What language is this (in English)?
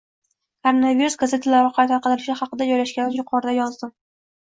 Uzbek